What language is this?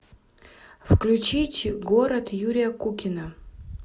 Russian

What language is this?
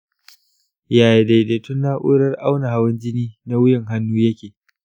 Hausa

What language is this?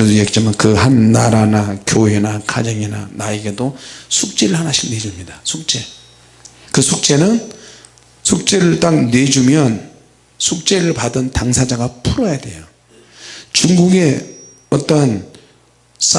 Korean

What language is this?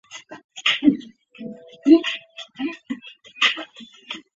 Chinese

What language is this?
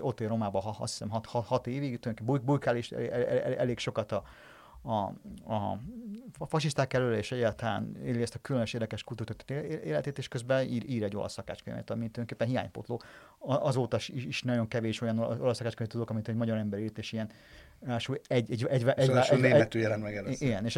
Hungarian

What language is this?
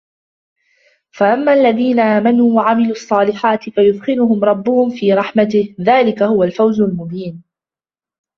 Arabic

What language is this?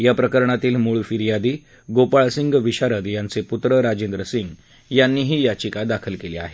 Marathi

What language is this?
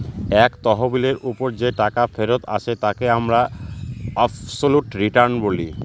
Bangla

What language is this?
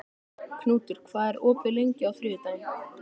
Icelandic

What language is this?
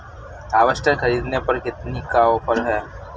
Hindi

